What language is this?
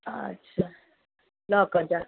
Maithili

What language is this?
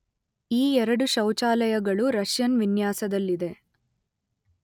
Kannada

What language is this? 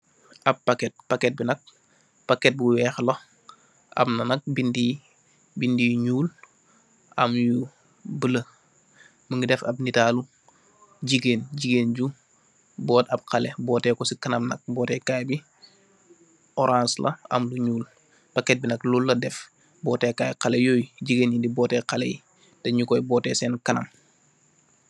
Wolof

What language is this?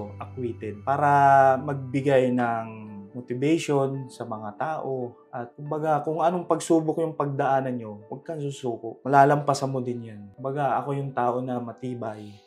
Filipino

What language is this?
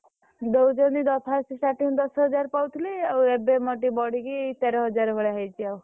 Odia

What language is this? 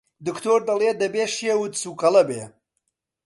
Central Kurdish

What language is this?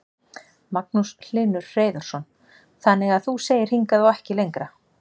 Icelandic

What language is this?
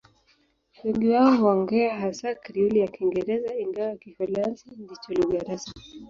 Swahili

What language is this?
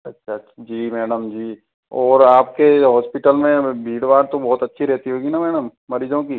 Hindi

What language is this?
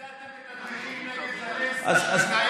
Hebrew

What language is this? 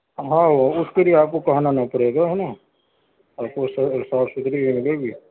Urdu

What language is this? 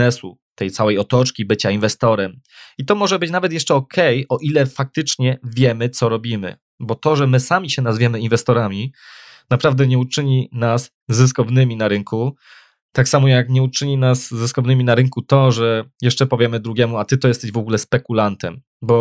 Polish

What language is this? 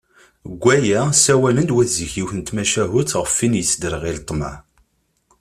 Kabyle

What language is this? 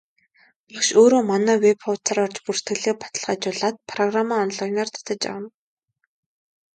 Mongolian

